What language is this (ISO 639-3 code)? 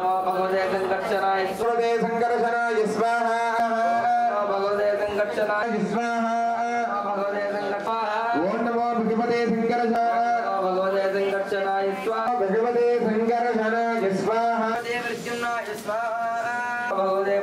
tel